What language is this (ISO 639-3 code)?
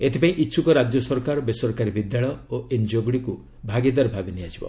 ori